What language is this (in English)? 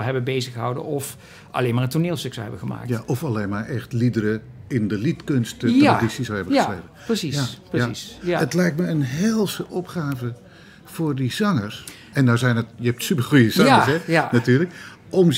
Dutch